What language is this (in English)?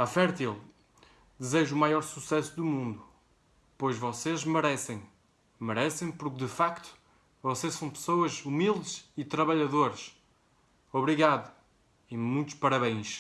Portuguese